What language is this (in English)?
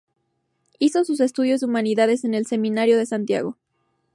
Spanish